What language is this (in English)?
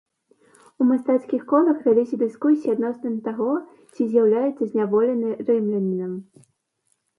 Belarusian